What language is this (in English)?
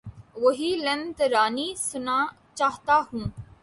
Urdu